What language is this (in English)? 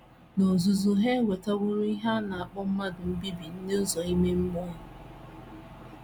Igbo